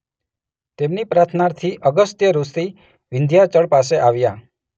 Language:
Gujarati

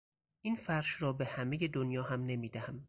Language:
Persian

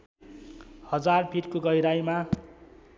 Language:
Nepali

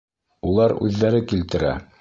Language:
Bashkir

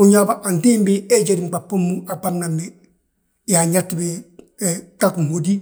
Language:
Balanta-Ganja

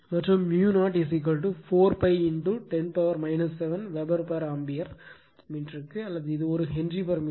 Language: Tamil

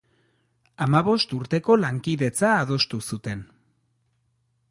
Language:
Basque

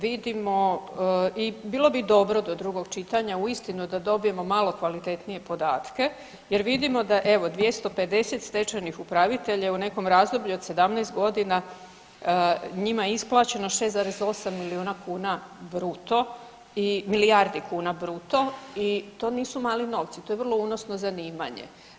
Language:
Croatian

